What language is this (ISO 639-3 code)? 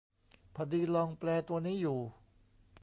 tha